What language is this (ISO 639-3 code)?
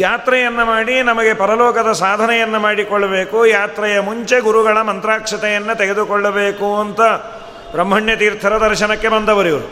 kan